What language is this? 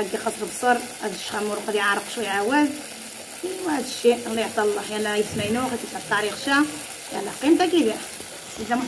Arabic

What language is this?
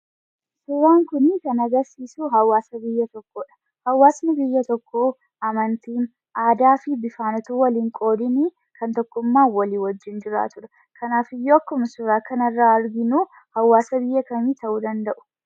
Oromo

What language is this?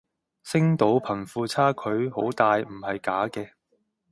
Cantonese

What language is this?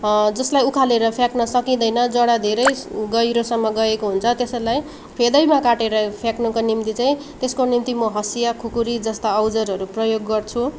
Nepali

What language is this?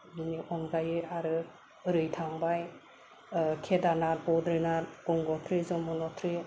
Bodo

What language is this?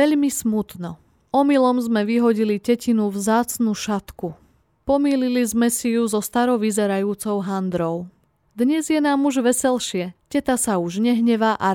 Slovak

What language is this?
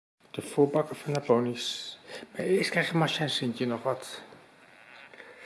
Dutch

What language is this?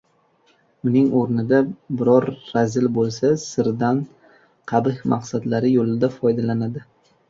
Uzbek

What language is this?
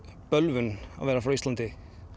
Icelandic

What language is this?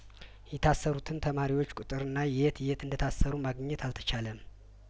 Amharic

